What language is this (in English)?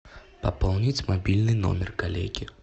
Russian